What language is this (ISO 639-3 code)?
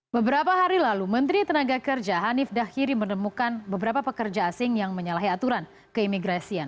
ind